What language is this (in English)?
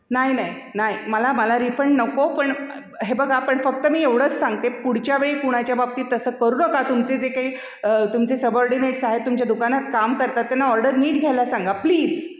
Marathi